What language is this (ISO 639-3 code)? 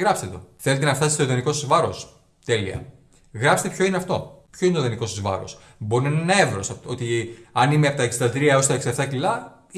ell